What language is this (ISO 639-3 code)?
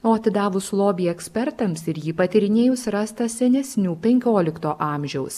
lit